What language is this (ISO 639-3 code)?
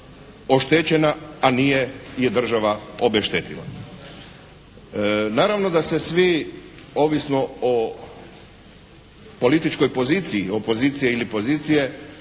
hrv